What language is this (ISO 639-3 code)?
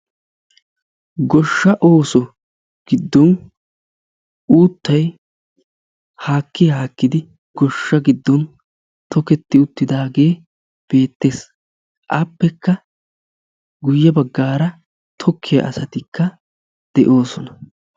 wal